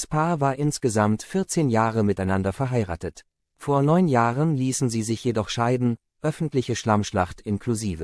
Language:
German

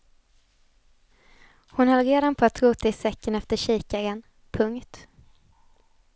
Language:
Swedish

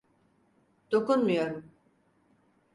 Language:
Turkish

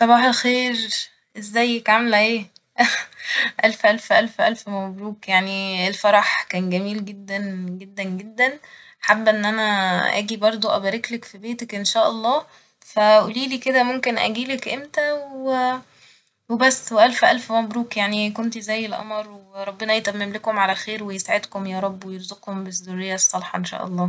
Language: Egyptian Arabic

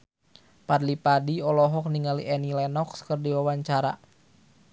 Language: Sundanese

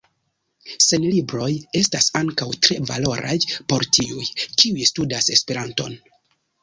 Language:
Esperanto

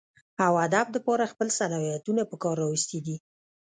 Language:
Pashto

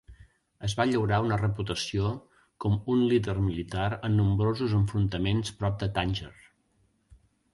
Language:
Catalan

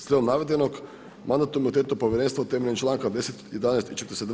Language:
Croatian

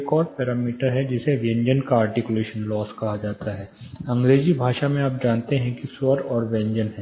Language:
Hindi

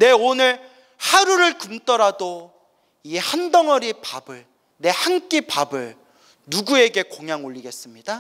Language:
Korean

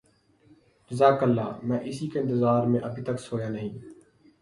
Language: Urdu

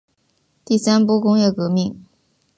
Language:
Chinese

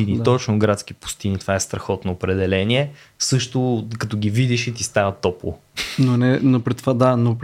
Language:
Bulgarian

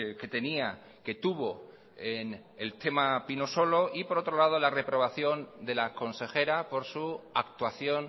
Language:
Spanish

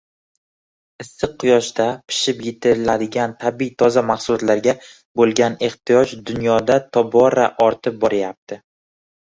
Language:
Uzbek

